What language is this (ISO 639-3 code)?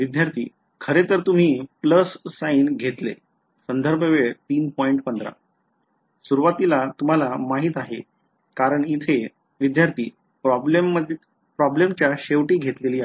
mar